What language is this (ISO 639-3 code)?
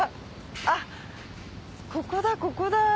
jpn